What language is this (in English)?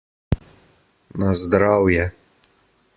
Slovenian